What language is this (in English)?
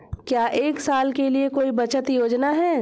Hindi